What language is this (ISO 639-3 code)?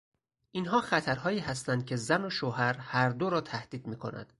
fas